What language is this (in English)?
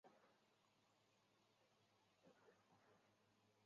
Chinese